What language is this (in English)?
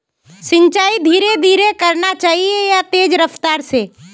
Magahi